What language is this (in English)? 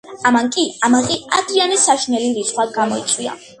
Georgian